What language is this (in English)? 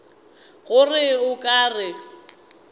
Northern Sotho